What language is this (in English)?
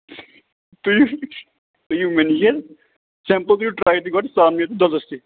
Kashmiri